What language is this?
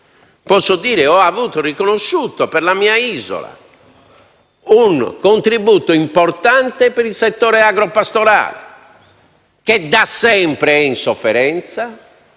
Italian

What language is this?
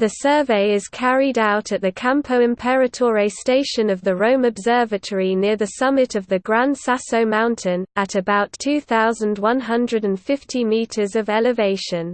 English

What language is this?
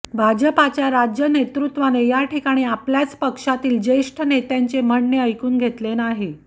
Marathi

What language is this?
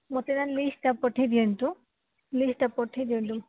Odia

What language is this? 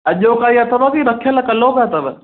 Sindhi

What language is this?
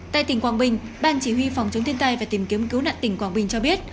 Vietnamese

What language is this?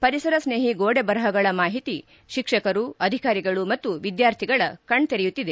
Kannada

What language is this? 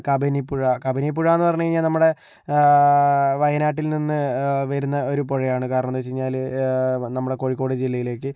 Malayalam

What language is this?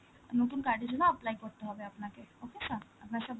Bangla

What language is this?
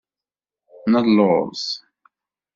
Kabyle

